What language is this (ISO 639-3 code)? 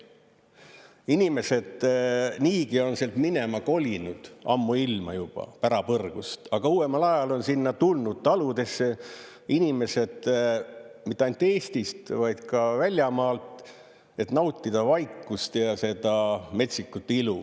est